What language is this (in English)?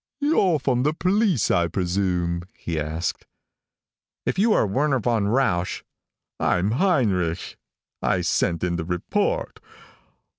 English